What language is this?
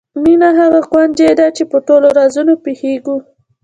Pashto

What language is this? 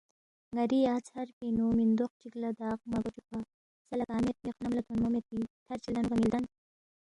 Balti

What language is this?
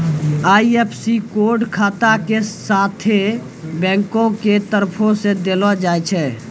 Maithili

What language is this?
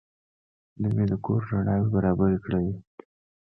Pashto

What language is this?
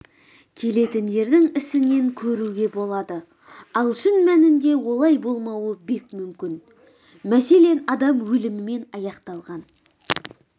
Kazakh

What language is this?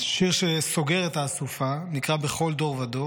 Hebrew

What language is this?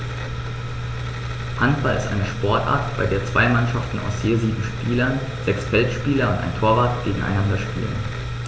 German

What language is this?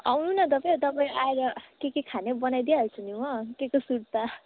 Nepali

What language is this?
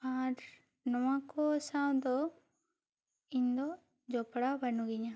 Santali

